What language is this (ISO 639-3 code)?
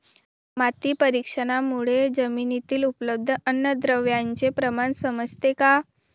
mar